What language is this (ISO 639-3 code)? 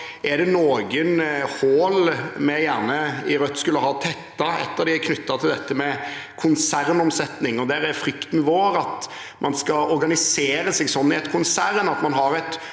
nor